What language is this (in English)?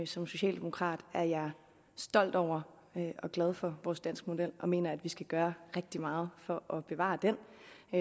Danish